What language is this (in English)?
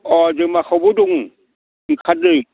Bodo